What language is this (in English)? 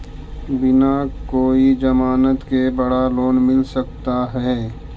Magahi